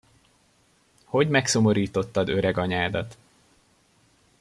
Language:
Hungarian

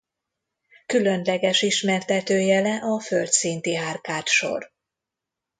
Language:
Hungarian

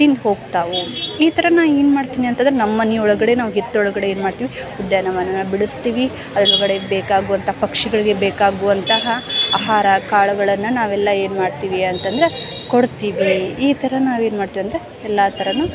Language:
Kannada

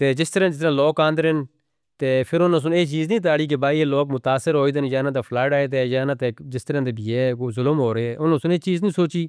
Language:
Northern Hindko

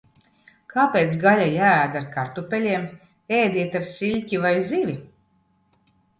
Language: Latvian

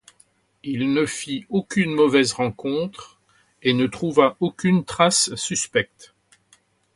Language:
French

